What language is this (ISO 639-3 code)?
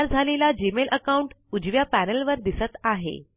mar